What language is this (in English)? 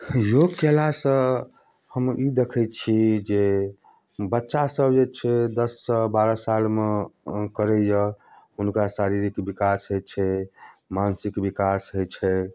Maithili